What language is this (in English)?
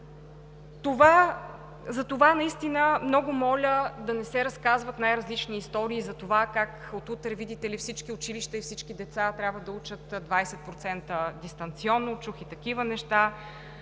Bulgarian